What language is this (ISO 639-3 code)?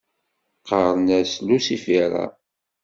kab